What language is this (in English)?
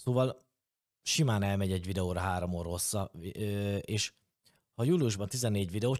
Hungarian